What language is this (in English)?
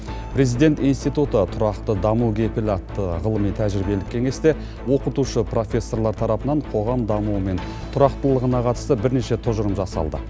Kazakh